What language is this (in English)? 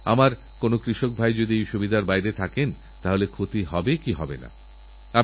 Bangla